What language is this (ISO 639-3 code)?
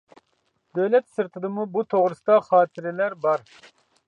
uig